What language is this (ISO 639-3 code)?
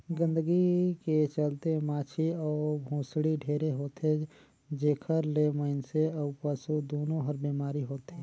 hne